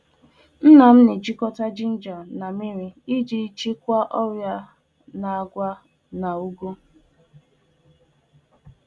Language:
Igbo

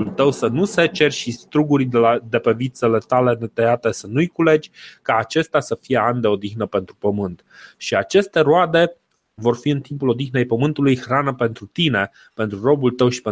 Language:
Romanian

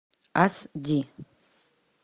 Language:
Russian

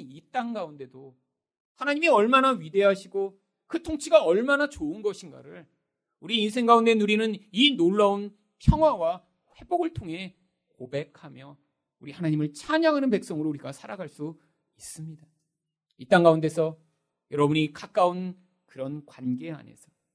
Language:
Korean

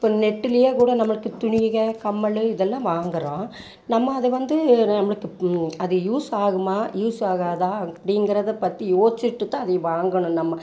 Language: Tamil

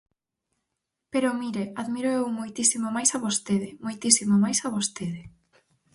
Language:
Galician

